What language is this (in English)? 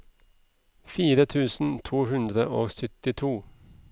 Norwegian